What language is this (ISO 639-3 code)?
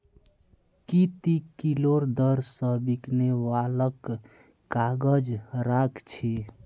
mag